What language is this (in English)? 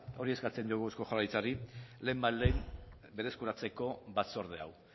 Basque